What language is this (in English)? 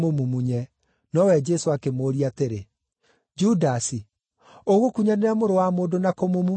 Kikuyu